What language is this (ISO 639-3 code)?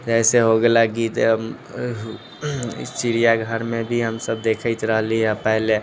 mai